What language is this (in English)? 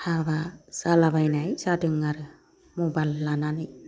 Bodo